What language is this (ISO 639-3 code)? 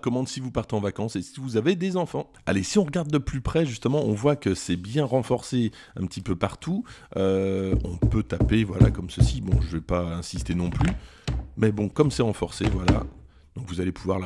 fra